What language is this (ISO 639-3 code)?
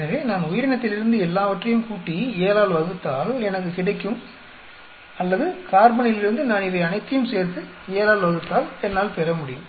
tam